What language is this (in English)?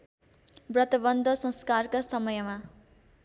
Nepali